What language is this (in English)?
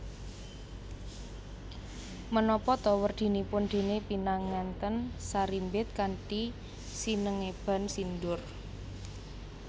Javanese